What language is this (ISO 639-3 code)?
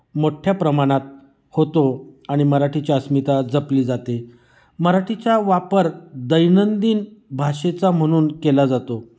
mar